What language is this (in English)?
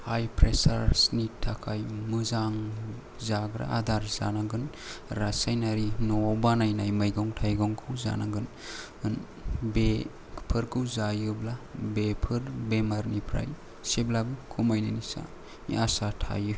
Bodo